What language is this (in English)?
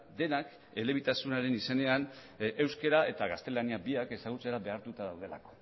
Basque